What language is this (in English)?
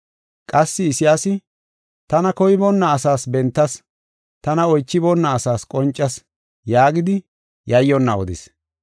Gofa